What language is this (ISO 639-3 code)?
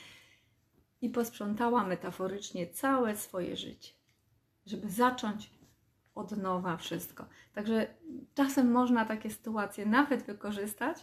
pol